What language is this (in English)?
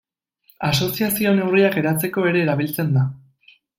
Basque